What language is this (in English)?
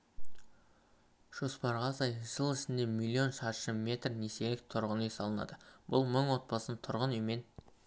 Kazakh